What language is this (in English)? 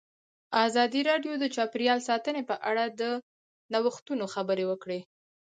Pashto